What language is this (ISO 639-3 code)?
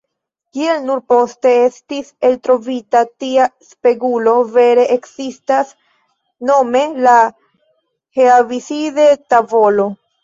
epo